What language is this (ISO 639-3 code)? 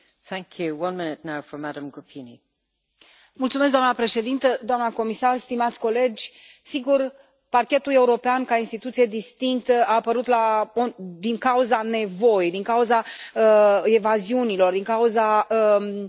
ron